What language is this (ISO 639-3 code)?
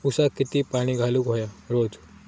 mar